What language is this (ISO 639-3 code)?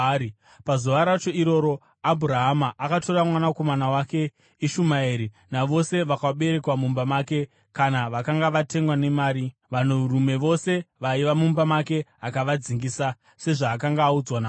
sna